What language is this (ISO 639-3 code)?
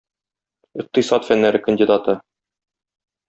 tat